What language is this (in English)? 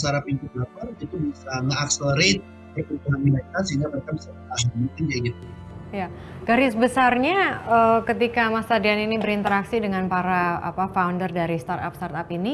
Indonesian